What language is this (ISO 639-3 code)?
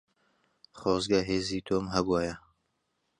ckb